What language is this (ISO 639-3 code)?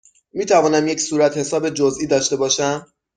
fas